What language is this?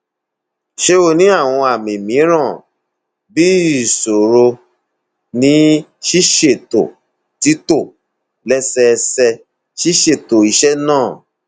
Yoruba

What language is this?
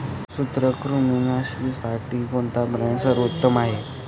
Marathi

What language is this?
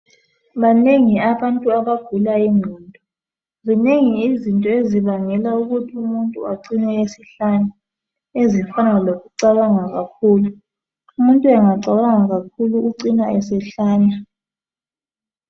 North Ndebele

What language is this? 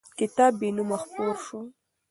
Pashto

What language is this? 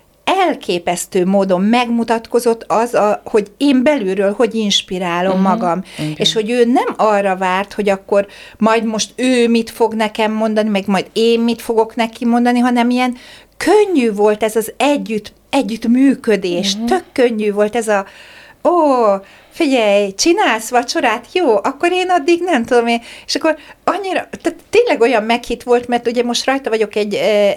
Hungarian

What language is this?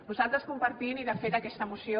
Catalan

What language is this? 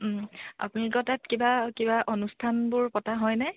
Assamese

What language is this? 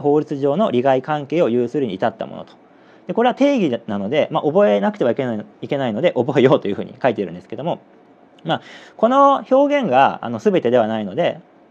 Japanese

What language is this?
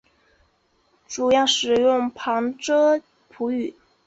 Chinese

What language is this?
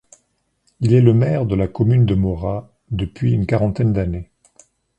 French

